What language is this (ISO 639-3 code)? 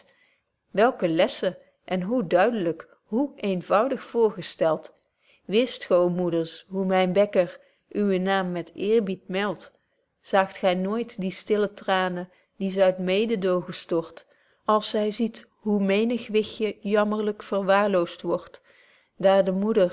nld